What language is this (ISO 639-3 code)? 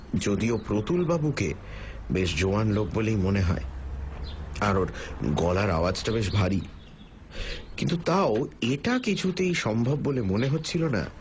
ben